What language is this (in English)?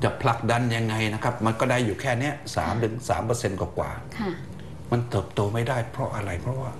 Thai